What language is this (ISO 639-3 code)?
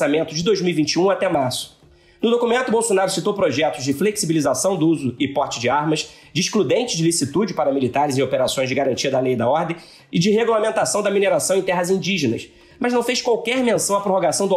por